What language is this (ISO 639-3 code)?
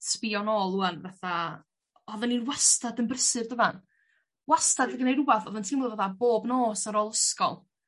cym